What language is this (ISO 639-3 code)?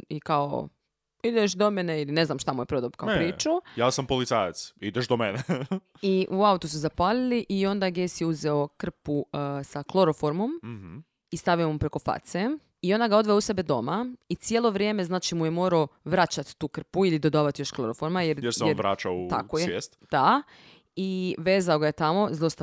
hrv